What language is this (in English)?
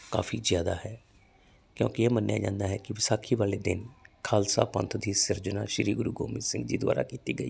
Punjabi